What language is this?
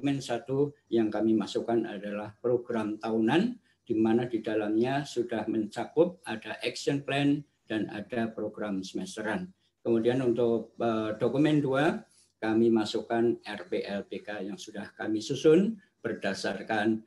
Indonesian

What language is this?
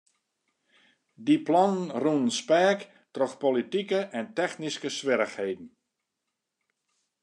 Western Frisian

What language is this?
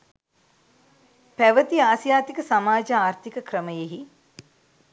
Sinhala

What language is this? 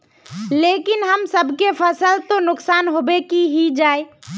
Magahi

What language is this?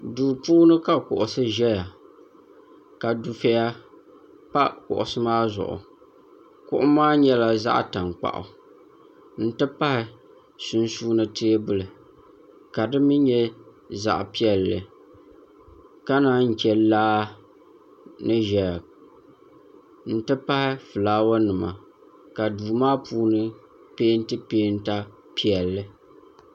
Dagbani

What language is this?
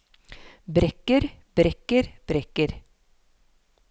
Norwegian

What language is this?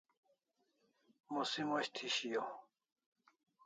Kalasha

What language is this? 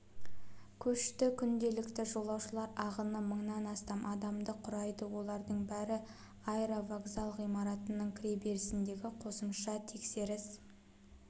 Kazakh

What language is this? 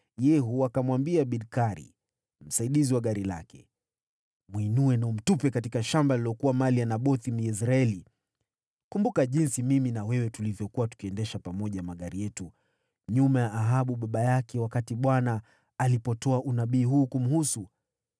Swahili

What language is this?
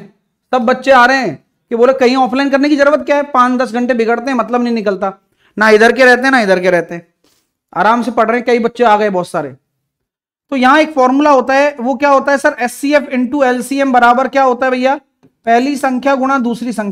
Hindi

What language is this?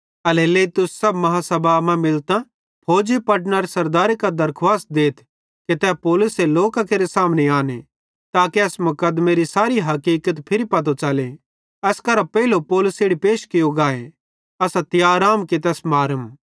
Bhadrawahi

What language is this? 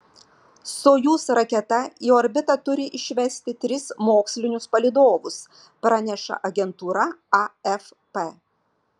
Lithuanian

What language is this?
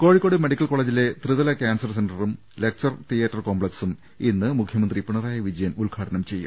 Malayalam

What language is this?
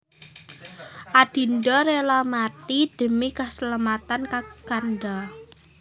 Javanese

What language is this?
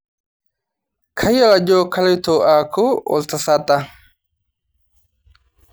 Masai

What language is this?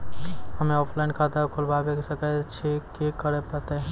Maithili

